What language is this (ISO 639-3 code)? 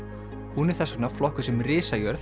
isl